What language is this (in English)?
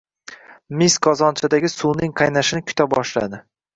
Uzbek